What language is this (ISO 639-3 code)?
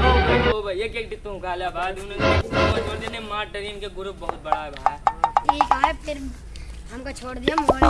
hin